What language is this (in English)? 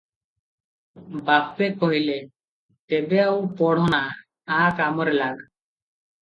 Odia